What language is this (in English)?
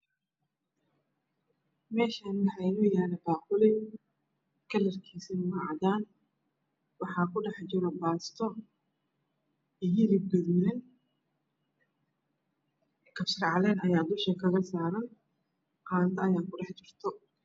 Somali